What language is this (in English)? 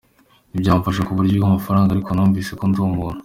Kinyarwanda